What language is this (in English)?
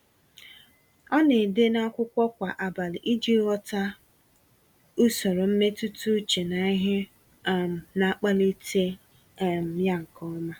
Igbo